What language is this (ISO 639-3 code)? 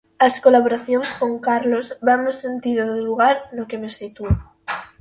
glg